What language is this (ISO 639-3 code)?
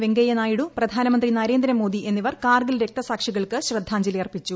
mal